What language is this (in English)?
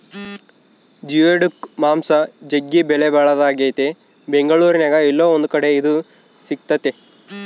Kannada